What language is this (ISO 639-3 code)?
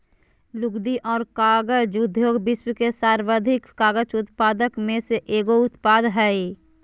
mag